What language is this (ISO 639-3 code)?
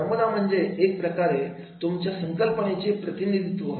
mar